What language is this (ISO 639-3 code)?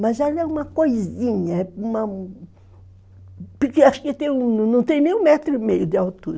por